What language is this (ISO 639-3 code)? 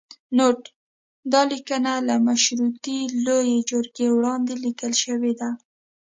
pus